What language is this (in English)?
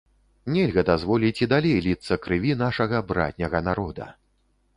Belarusian